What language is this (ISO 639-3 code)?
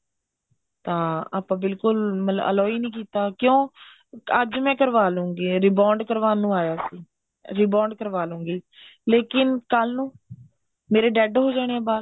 pan